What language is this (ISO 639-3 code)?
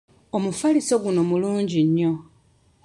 lug